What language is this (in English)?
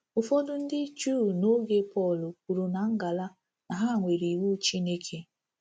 Igbo